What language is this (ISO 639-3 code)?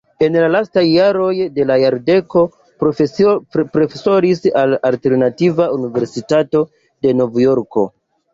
epo